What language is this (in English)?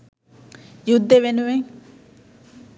Sinhala